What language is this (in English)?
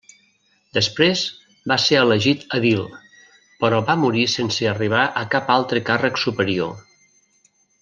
Catalan